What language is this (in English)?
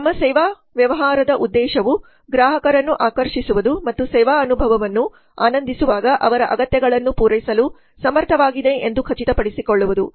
Kannada